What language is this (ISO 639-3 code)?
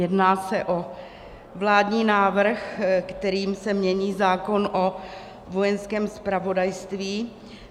ces